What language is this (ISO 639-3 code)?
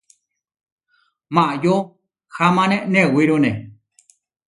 var